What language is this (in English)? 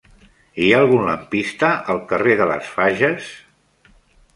Catalan